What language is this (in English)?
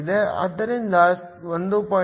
Kannada